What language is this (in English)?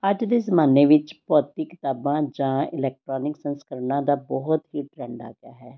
Punjabi